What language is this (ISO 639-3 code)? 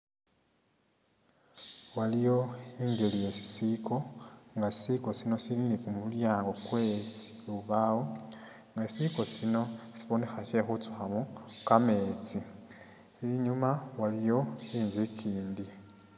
myx